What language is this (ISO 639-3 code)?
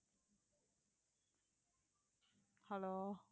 tam